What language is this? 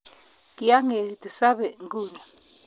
Kalenjin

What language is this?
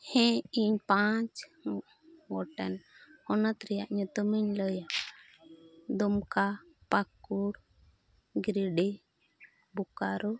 Santali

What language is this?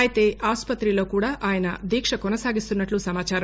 Telugu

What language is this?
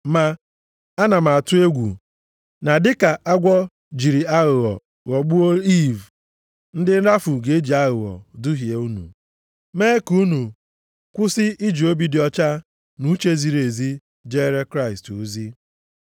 Igbo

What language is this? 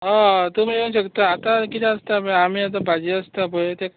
Konkani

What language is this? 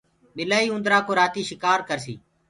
Gurgula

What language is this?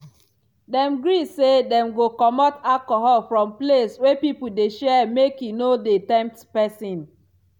Nigerian Pidgin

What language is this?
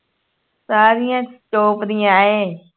Punjabi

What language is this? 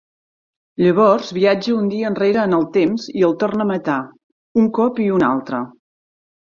Catalan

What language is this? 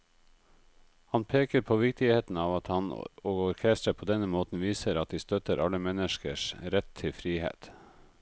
Norwegian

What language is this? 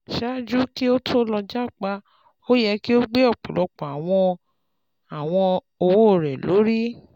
Yoruba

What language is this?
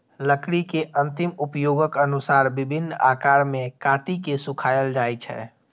Maithili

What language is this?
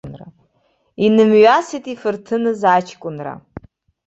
Abkhazian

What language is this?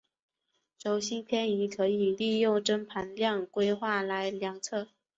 Chinese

